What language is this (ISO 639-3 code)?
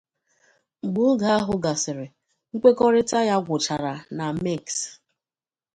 ibo